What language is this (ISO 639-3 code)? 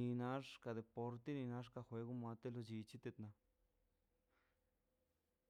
zpy